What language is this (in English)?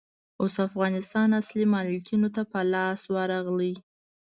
Pashto